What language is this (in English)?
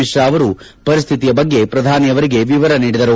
Kannada